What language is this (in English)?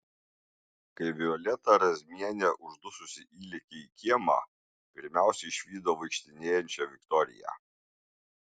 Lithuanian